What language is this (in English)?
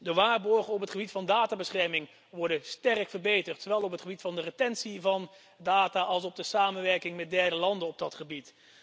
Dutch